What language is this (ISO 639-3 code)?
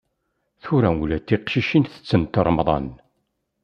kab